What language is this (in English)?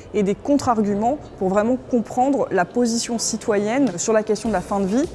French